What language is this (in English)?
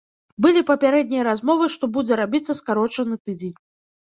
Belarusian